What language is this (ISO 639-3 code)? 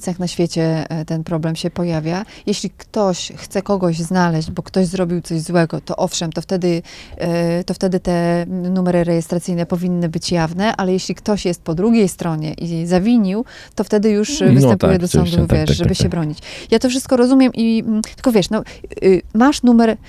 pol